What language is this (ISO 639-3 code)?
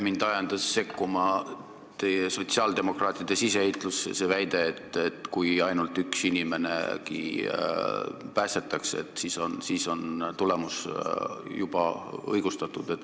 est